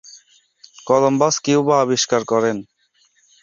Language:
Bangla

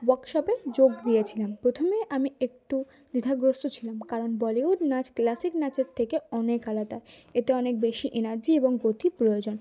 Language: Bangla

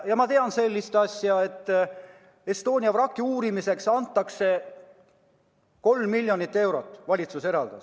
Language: Estonian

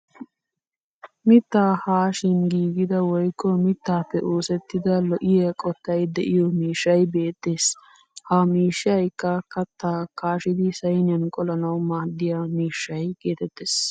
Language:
Wolaytta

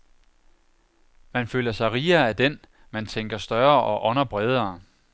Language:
Danish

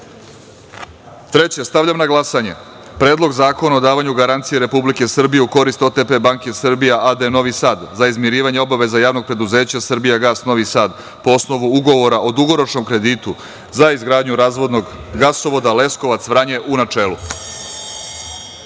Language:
Serbian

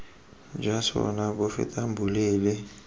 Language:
Tswana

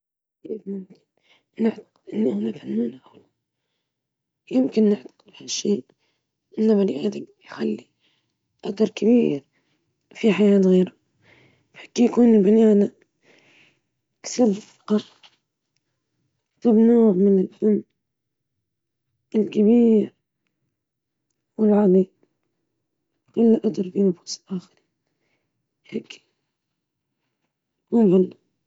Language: Libyan Arabic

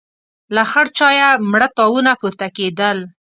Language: Pashto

